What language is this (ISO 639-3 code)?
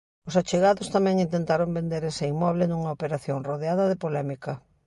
glg